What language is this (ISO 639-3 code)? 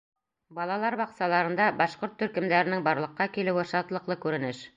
bak